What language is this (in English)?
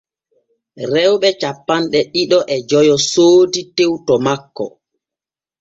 Borgu Fulfulde